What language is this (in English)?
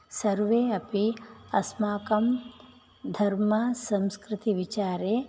Sanskrit